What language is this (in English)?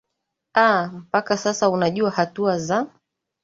Swahili